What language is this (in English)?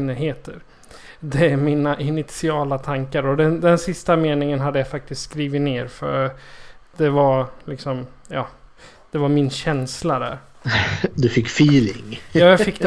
Swedish